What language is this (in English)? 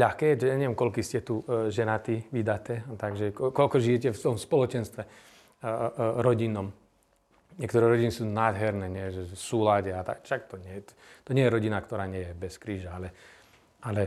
Slovak